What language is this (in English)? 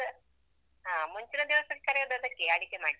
Kannada